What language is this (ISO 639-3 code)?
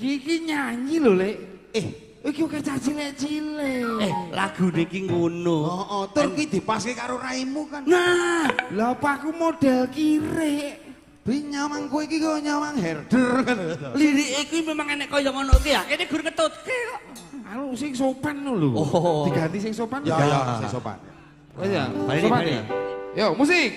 ind